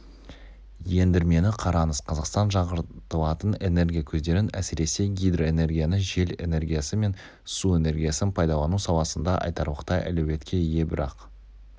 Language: Kazakh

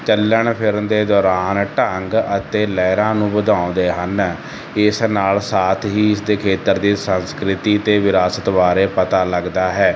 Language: Punjabi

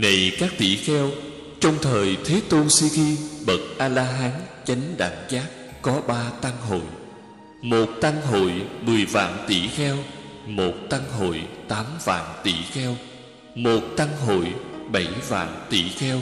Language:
Vietnamese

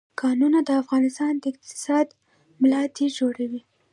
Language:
Pashto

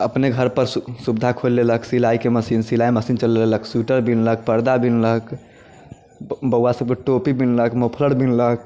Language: Maithili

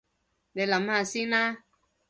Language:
Cantonese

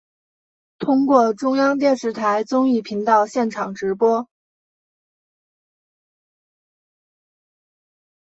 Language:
Chinese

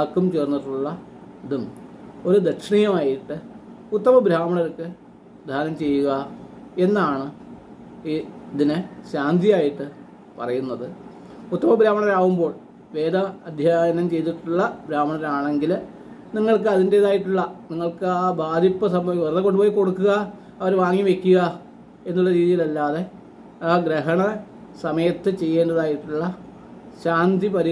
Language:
Malayalam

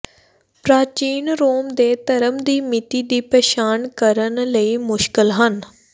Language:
Punjabi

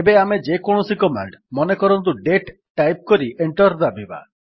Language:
Odia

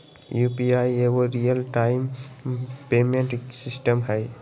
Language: Magahi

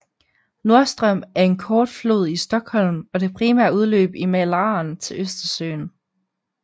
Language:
Danish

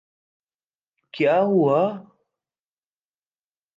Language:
Urdu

